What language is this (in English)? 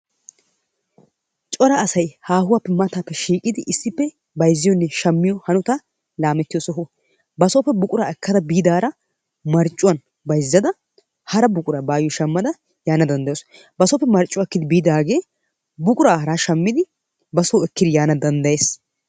Wolaytta